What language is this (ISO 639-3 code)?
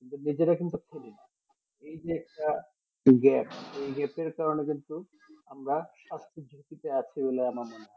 ben